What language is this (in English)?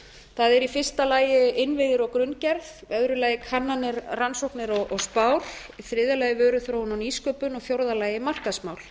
Icelandic